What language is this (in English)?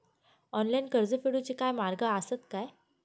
Marathi